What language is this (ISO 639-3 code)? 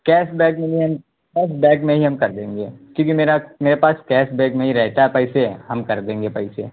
urd